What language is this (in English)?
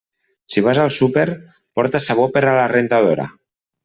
Catalan